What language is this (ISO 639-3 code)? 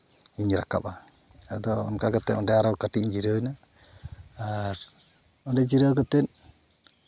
sat